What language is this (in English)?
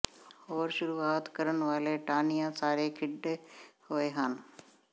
Punjabi